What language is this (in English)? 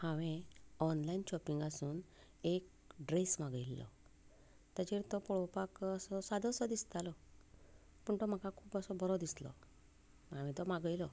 Konkani